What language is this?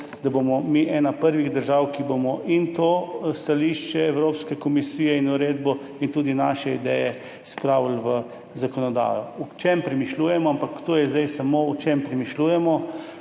Slovenian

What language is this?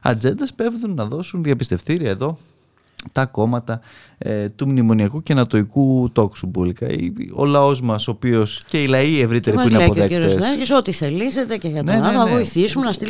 Greek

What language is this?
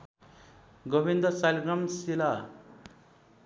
Nepali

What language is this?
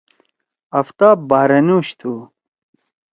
Torwali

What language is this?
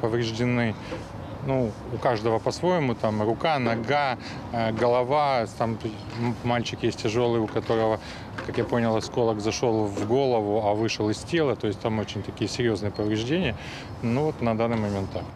Russian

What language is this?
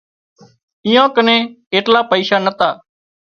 Wadiyara Koli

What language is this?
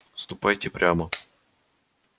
Russian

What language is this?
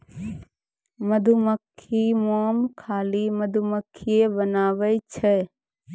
Maithili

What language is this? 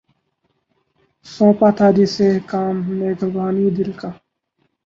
Urdu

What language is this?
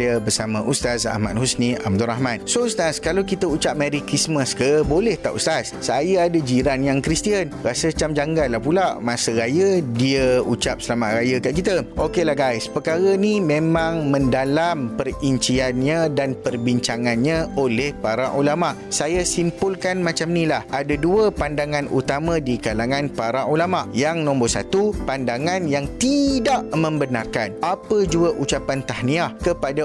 Malay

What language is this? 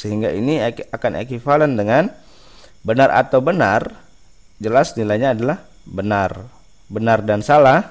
Indonesian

